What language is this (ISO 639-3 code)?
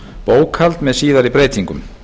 isl